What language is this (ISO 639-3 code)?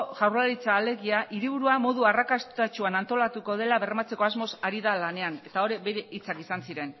eus